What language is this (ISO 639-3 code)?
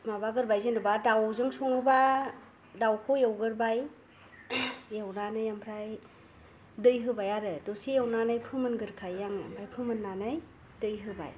brx